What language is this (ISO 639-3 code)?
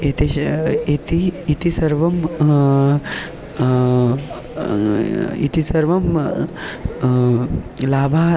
san